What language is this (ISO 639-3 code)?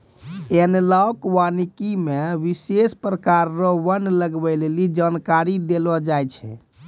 mai